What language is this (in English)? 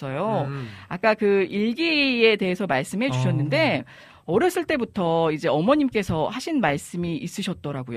Korean